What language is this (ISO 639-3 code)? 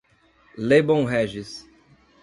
por